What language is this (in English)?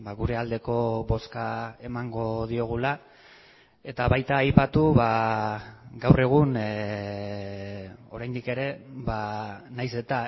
Basque